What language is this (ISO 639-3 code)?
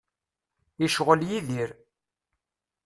kab